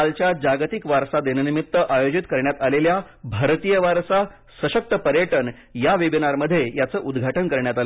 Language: Marathi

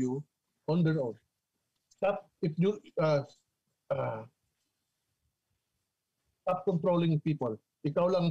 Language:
Filipino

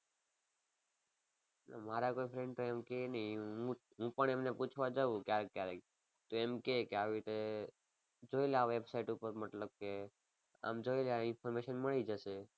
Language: Gujarati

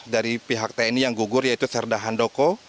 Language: Indonesian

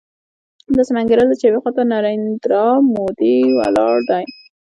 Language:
Pashto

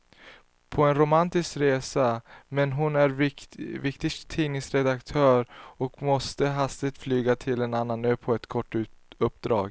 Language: Swedish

